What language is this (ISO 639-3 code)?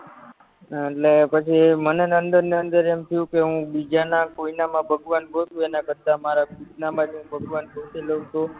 guj